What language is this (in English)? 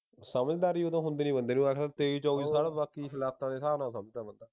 Punjabi